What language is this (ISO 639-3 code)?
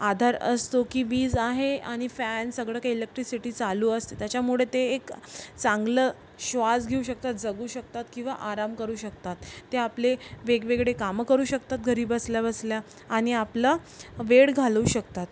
mar